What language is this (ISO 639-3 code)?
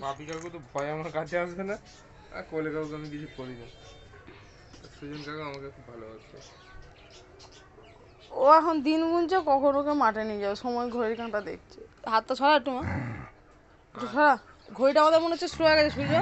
ben